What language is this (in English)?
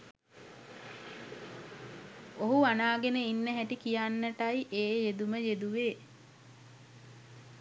Sinhala